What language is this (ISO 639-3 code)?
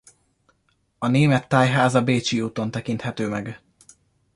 hun